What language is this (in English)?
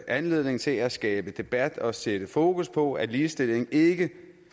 Danish